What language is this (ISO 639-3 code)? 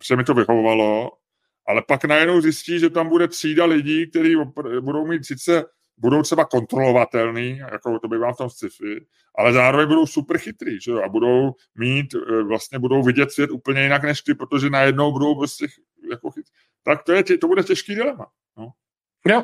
ces